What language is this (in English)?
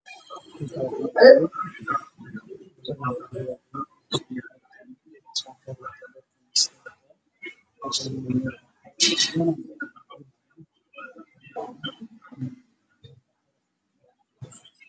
Somali